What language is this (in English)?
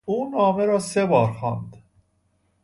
Persian